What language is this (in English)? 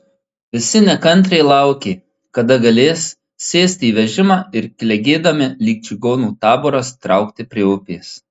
Lithuanian